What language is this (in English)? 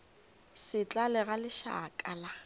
Northern Sotho